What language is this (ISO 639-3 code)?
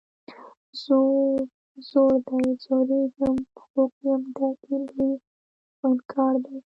pus